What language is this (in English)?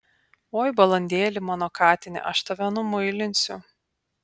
Lithuanian